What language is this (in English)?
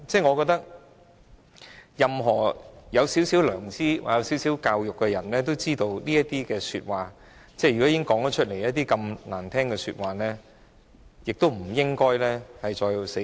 Cantonese